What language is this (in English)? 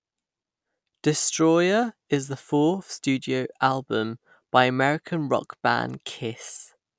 English